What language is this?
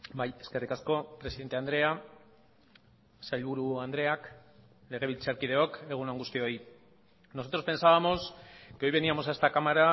Basque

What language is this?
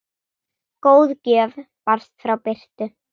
Icelandic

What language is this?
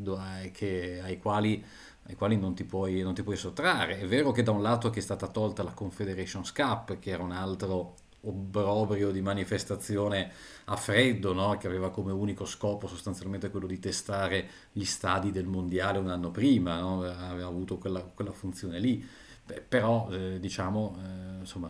Italian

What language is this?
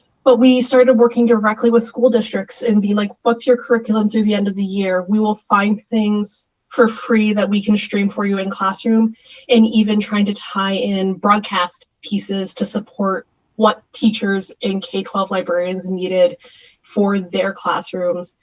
English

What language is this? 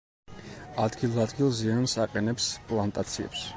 Georgian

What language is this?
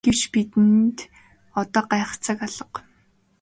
Mongolian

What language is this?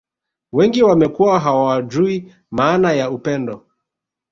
Swahili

